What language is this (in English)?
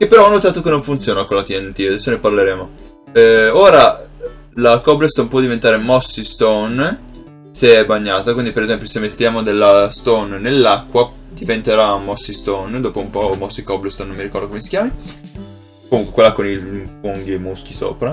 Italian